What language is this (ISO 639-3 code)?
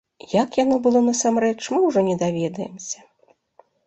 bel